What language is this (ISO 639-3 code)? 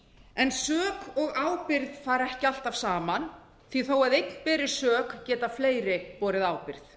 isl